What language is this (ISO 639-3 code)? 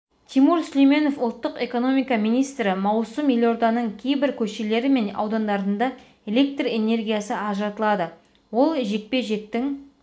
kaz